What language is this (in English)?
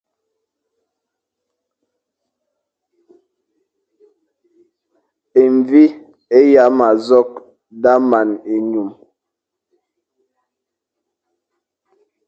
Fang